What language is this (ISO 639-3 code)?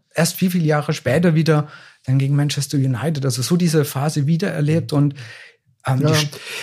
deu